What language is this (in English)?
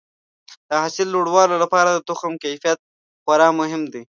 Pashto